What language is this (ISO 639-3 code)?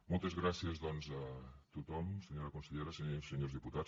cat